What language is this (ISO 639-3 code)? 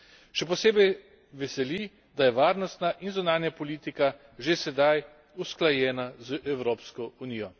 slv